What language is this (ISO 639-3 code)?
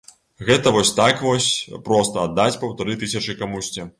bel